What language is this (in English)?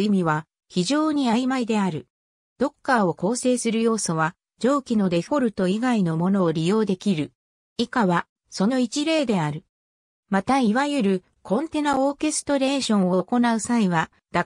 Japanese